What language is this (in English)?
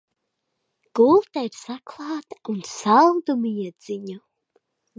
Latvian